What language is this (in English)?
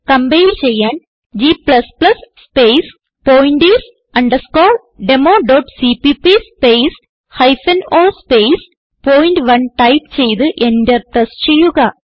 Malayalam